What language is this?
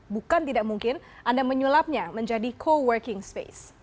Indonesian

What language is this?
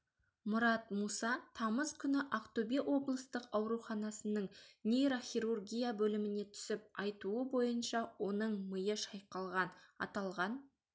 Kazakh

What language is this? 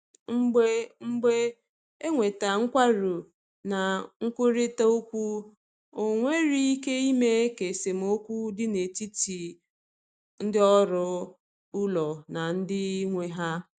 Igbo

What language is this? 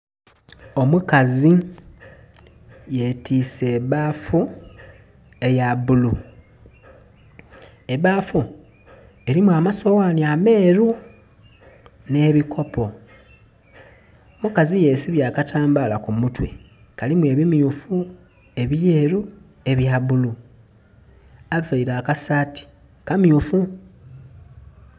Soga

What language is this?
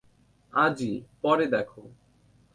Bangla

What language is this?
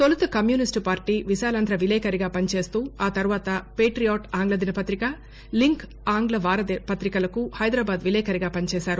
Telugu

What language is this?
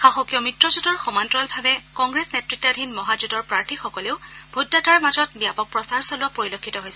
Assamese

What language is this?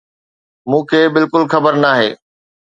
Sindhi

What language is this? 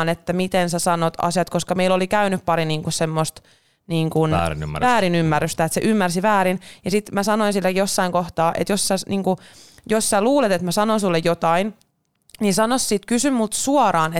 Finnish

